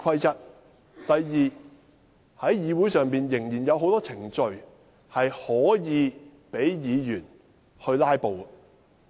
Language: Cantonese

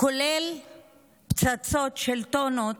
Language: Hebrew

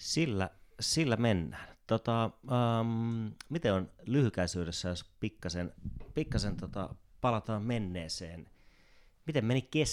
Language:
Finnish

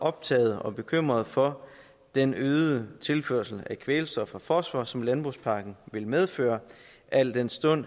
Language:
Danish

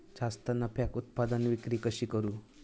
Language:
Marathi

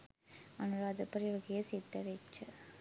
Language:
Sinhala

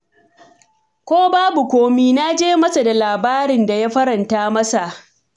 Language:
Hausa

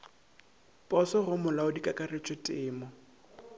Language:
Northern Sotho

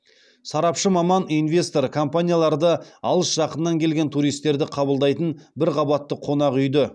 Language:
Kazakh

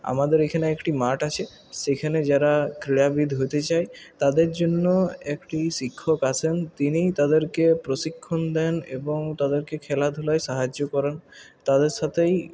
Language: Bangla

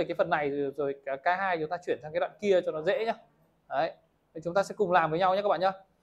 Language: Vietnamese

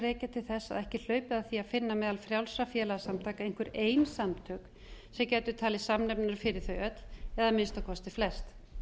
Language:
Icelandic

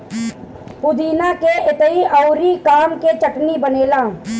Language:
Bhojpuri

